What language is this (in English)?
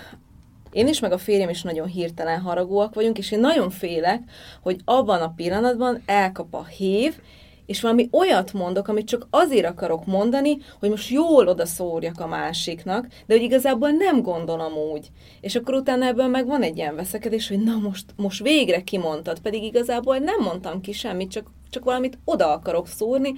Hungarian